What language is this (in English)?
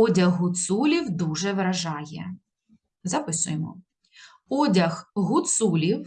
Ukrainian